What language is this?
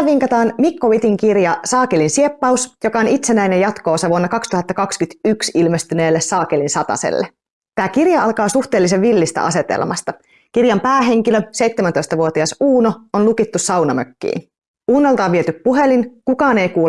Finnish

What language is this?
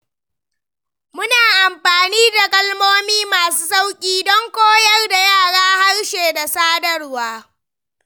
Hausa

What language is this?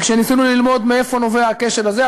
Hebrew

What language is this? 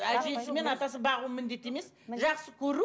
Kazakh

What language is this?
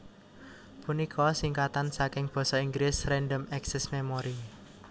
Javanese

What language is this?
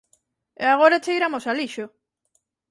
Galician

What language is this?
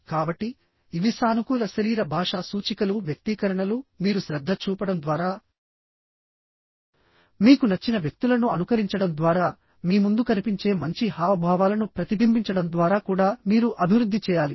Telugu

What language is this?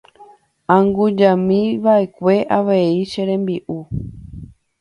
Guarani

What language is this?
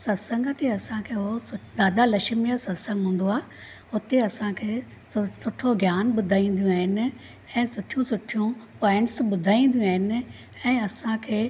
Sindhi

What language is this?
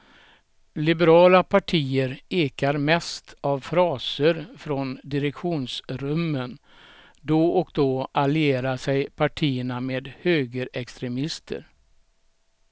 Swedish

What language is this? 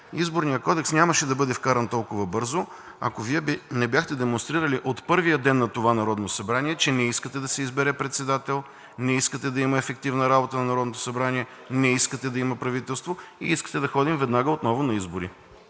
Bulgarian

